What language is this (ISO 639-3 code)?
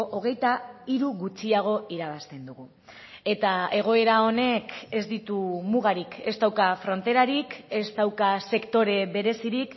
eus